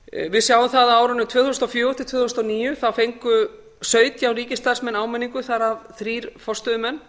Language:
Icelandic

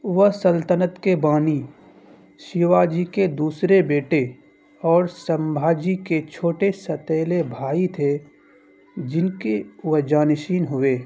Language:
Urdu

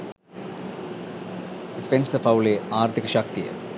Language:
Sinhala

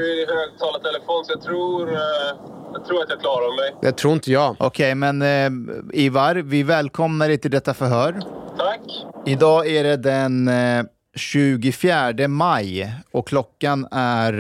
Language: Swedish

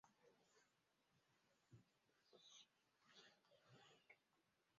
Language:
Swahili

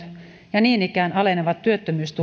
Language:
Finnish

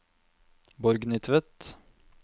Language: Norwegian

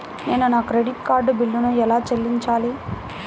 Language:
Telugu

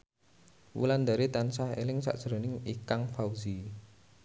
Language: Javanese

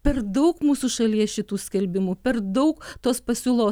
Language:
Lithuanian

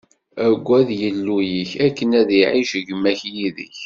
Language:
Kabyle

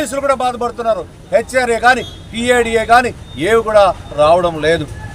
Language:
Telugu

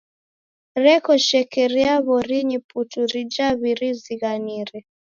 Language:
Taita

